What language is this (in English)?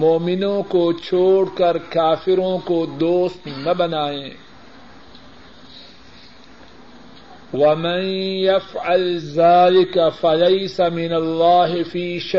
Urdu